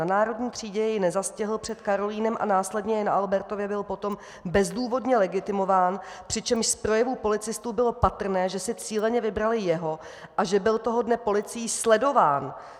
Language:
Czech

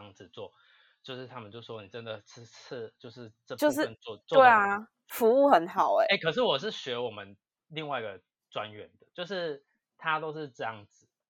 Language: Chinese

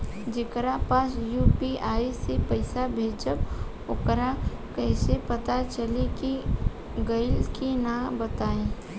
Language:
Bhojpuri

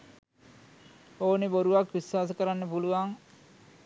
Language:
Sinhala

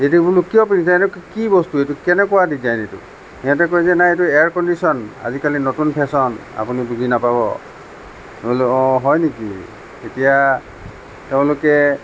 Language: Assamese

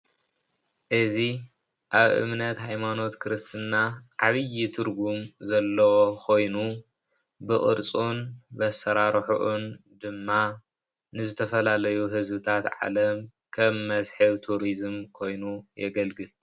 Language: Tigrinya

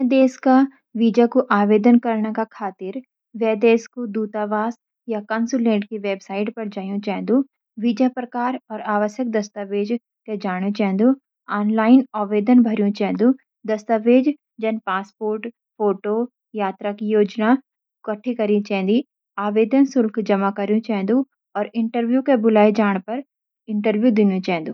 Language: Garhwali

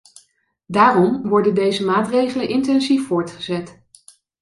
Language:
Dutch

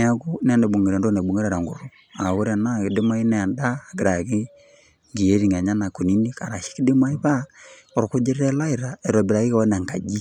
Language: Masai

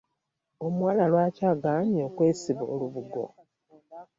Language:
Ganda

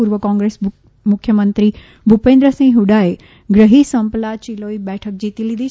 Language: Gujarati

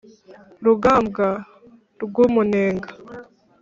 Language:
Kinyarwanda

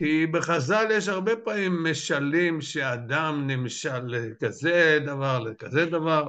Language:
Hebrew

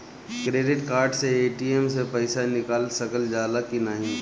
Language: Bhojpuri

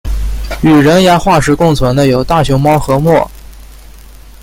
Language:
Chinese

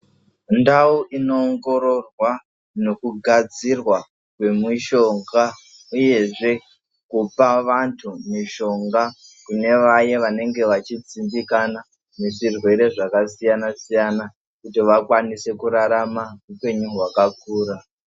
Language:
Ndau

